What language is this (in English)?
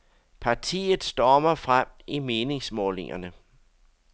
Danish